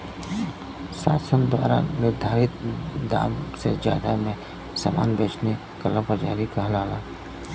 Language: Bhojpuri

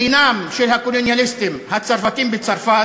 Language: Hebrew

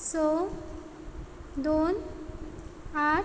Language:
Konkani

